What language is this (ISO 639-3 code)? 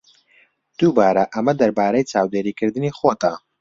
ckb